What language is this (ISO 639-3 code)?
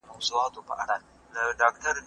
pus